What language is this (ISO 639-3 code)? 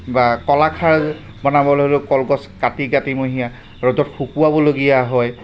asm